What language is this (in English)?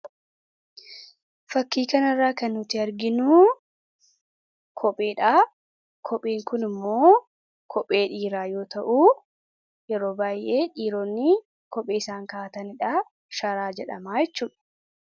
Oromo